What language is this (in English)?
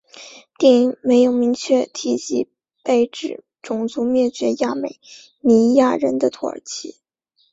Chinese